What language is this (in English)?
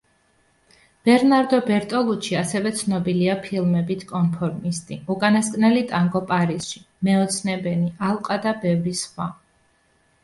Georgian